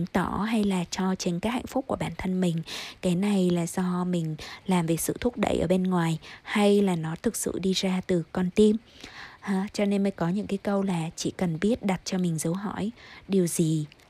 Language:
Vietnamese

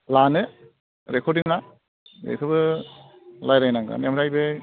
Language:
Bodo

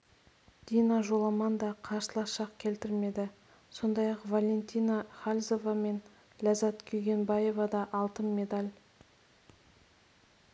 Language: Kazakh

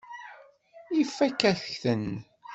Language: Kabyle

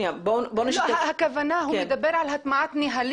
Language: Hebrew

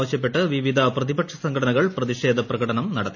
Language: Malayalam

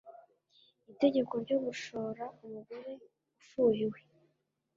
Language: Kinyarwanda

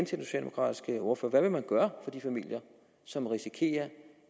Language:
Danish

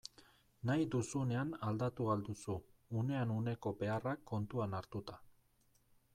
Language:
Basque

